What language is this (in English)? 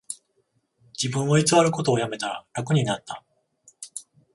Japanese